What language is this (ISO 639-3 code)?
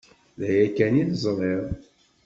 kab